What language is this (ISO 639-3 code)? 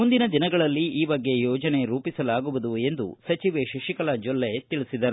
kan